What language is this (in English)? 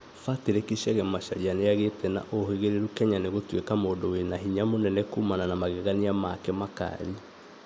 Kikuyu